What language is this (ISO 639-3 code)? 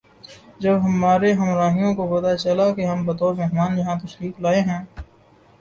urd